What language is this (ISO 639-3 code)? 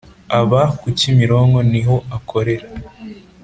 kin